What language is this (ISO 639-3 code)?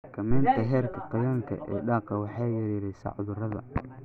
som